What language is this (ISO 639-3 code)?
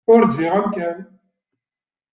kab